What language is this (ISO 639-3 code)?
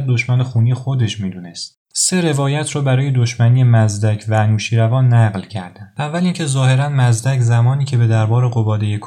fas